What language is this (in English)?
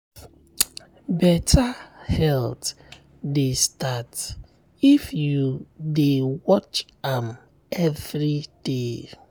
Nigerian Pidgin